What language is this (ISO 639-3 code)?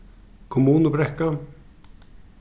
fao